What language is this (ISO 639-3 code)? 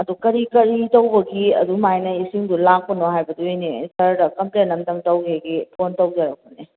mni